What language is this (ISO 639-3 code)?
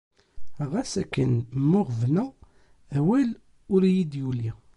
kab